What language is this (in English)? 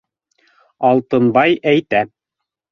Bashkir